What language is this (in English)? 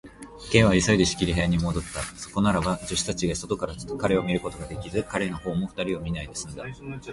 Japanese